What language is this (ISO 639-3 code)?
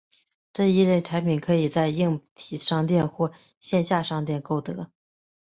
zho